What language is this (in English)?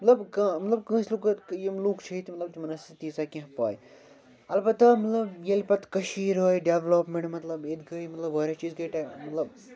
Kashmiri